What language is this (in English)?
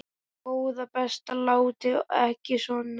Icelandic